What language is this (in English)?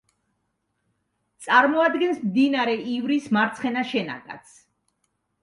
Georgian